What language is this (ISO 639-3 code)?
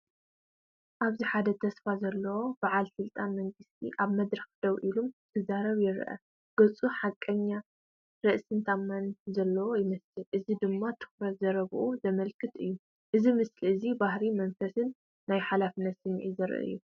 tir